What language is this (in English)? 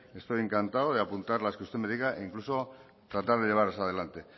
Spanish